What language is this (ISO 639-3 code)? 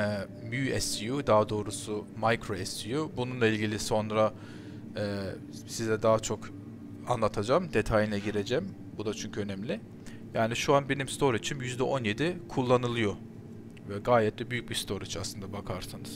tur